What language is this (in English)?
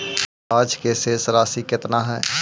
Magahi